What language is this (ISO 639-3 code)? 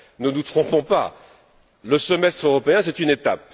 fra